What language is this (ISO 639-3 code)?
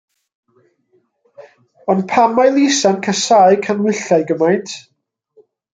cym